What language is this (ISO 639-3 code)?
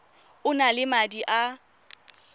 tsn